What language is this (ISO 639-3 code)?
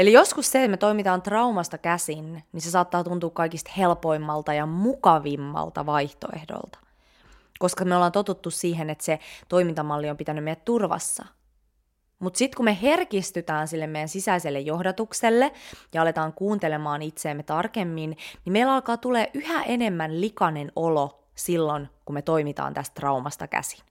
fin